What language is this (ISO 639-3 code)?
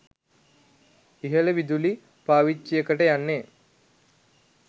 sin